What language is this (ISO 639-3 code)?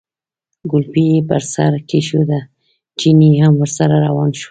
pus